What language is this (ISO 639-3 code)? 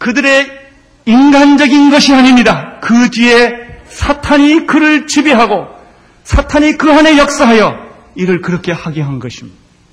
kor